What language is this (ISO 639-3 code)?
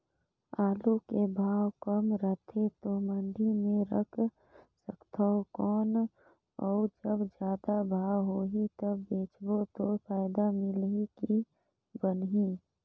hne